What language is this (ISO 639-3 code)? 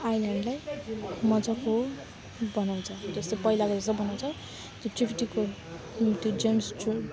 nep